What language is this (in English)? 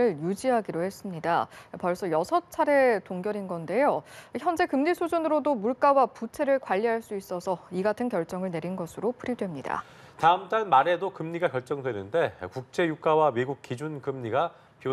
Korean